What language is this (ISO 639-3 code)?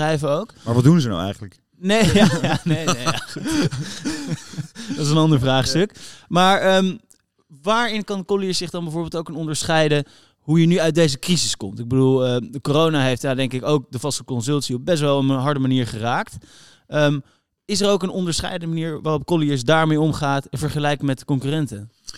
nld